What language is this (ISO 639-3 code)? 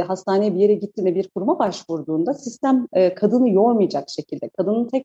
tur